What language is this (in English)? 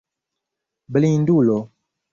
Esperanto